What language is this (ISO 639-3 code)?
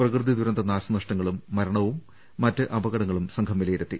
mal